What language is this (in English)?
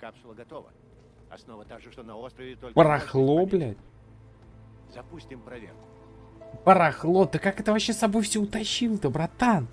Russian